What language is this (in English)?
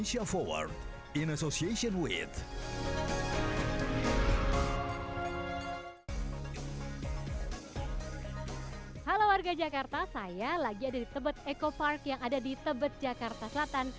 Indonesian